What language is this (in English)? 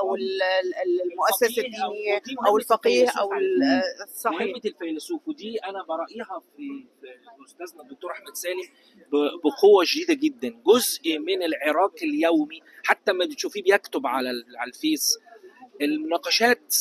Arabic